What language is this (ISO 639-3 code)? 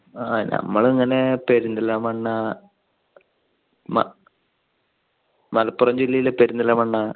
mal